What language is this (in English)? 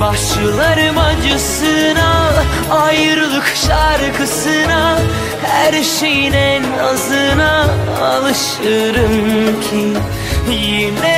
Turkish